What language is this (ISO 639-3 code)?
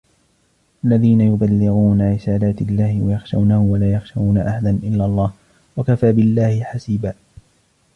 ara